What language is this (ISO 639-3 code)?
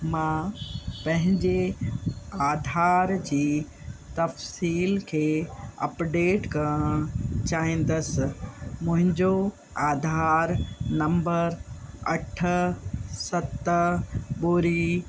snd